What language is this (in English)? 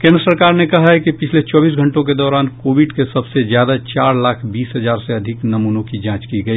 Hindi